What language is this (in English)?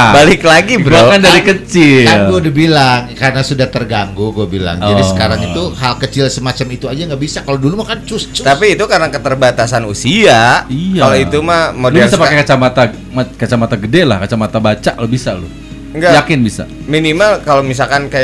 Indonesian